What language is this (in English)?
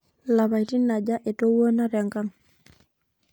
Masai